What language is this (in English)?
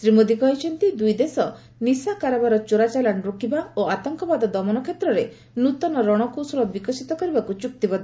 Odia